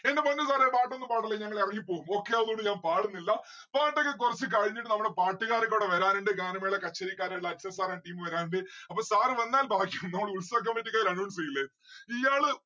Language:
Malayalam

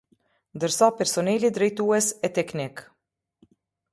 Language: Albanian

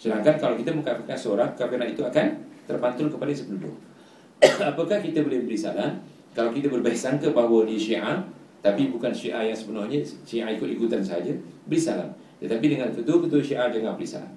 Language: Malay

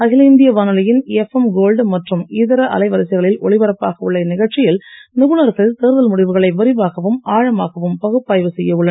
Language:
Tamil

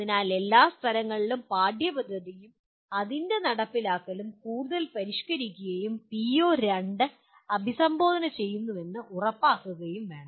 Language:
Malayalam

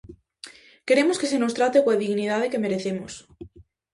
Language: Galician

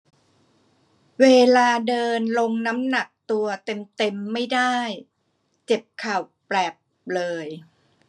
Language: Thai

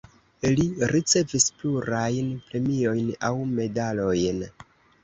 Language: Esperanto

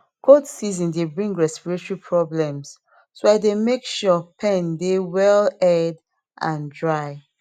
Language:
Nigerian Pidgin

